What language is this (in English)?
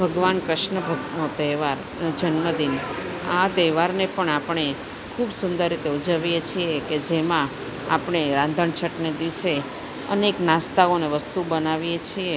Gujarati